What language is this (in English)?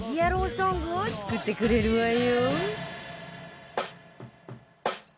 Japanese